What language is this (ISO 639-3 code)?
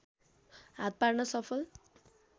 nep